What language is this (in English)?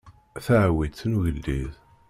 Kabyle